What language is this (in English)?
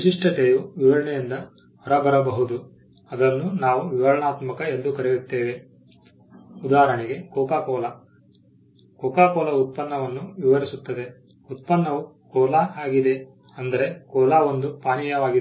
Kannada